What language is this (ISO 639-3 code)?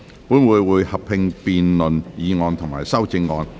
yue